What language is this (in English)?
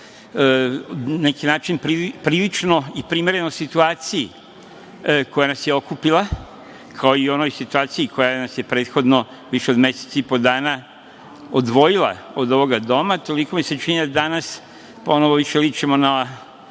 Serbian